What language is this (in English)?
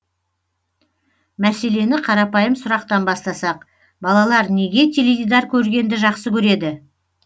Kazakh